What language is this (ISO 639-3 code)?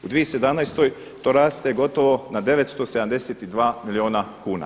hrv